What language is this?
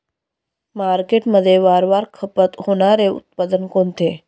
Marathi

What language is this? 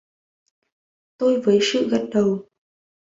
Vietnamese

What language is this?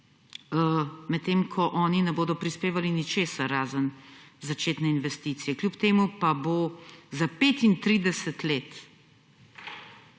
Slovenian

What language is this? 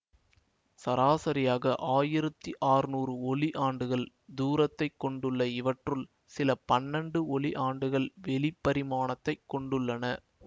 Tamil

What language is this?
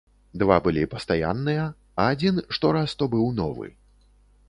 Belarusian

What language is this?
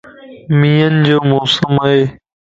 Lasi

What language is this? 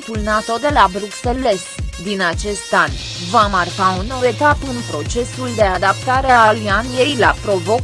Romanian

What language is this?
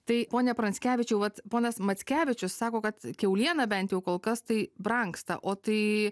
Lithuanian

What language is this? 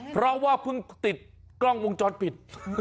Thai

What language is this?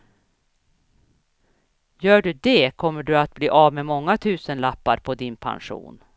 Swedish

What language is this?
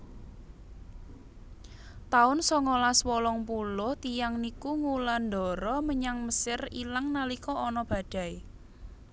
Javanese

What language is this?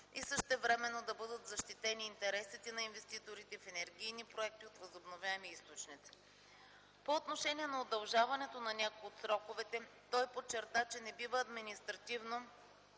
Bulgarian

